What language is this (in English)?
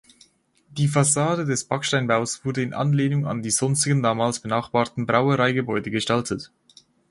German